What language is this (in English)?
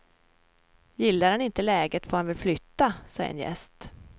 Swedish